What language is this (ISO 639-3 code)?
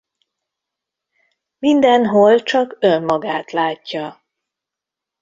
hun